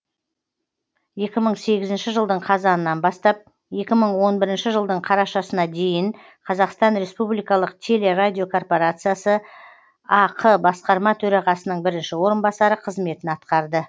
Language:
Kazakh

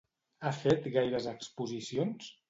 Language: Catalan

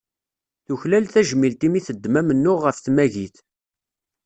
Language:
Kabyle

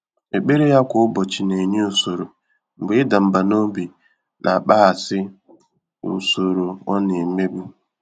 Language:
Igbo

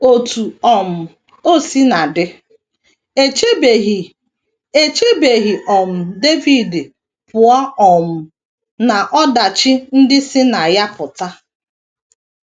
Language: Igbo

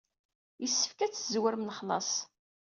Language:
Kabyle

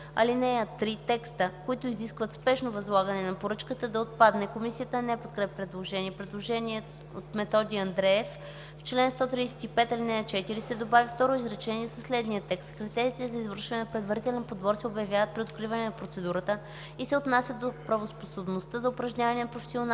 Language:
Bulgarian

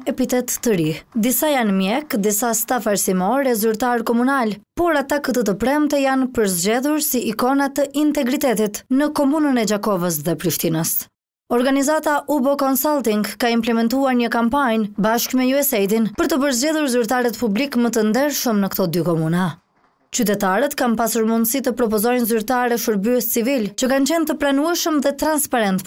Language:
Romanian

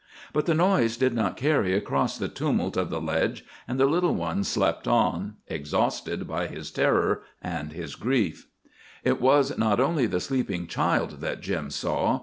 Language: English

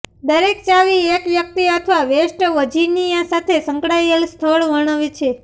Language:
Gujarati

